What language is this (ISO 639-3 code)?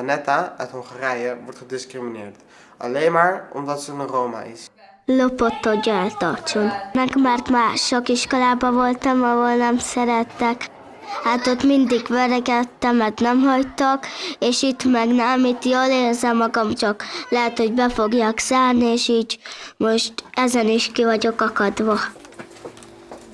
nld